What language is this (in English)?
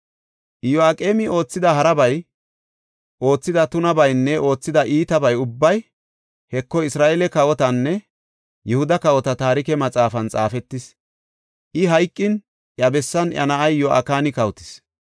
Gofa